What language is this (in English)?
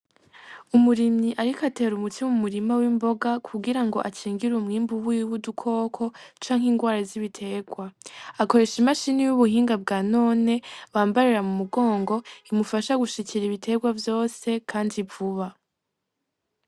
Rundi